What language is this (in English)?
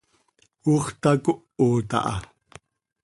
Seri